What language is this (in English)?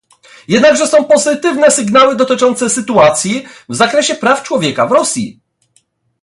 Polish